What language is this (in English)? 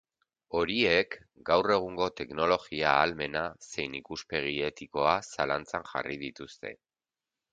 Basque